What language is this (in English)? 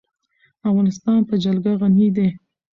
Pashto